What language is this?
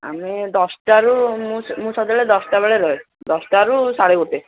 Odia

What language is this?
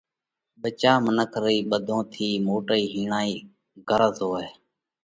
Parkari Koli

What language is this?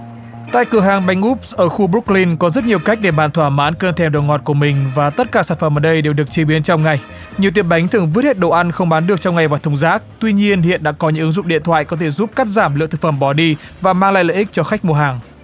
Vietnamese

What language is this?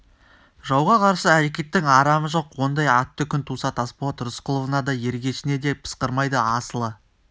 Kazakh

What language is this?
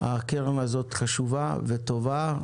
Hebrew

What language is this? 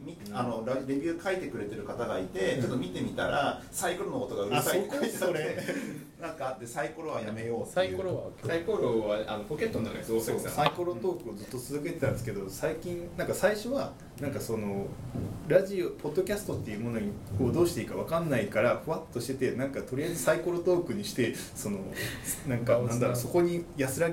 Japanese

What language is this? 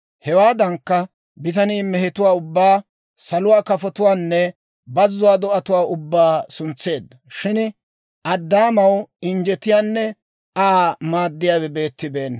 Dawro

